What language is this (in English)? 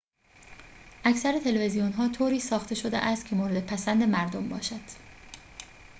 Persian